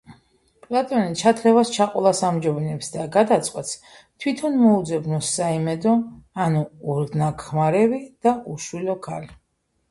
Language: Georgian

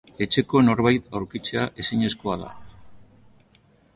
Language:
Basque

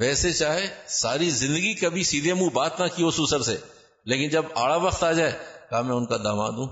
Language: Urdu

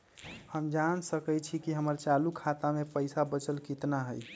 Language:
Magahi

